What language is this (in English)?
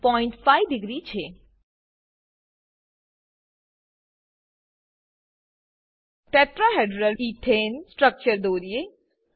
Gujarati